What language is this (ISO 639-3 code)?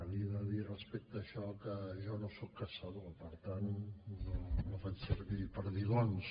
cat